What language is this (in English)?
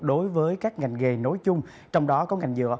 Vietnamese